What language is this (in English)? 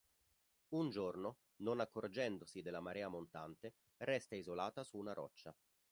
Italian